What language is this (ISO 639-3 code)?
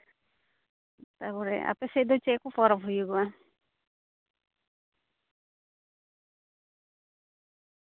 sat